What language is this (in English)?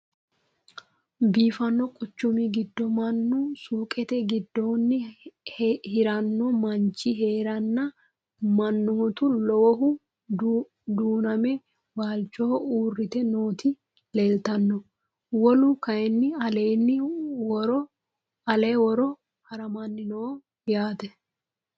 Sidamo